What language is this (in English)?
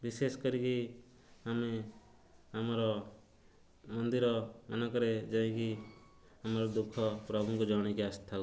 Odia